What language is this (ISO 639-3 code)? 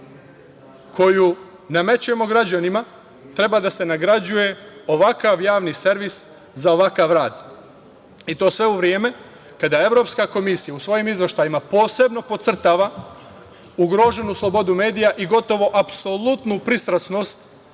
srp